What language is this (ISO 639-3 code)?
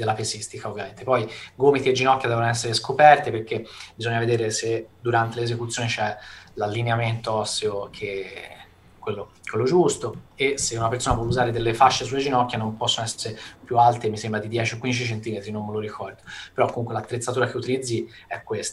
ita